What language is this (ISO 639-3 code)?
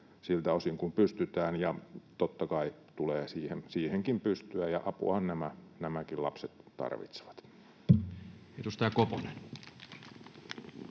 fin